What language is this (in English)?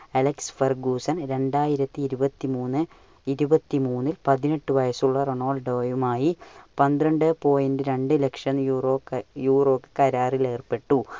Malayalam